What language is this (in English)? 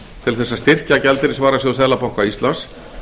Icelandic